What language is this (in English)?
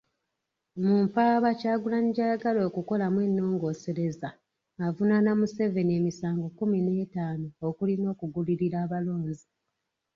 Ganda